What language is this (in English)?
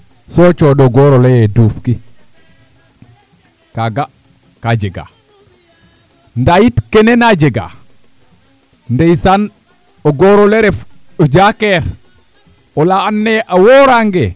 Serer